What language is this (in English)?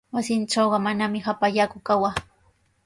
Sihuas Ancash Quechua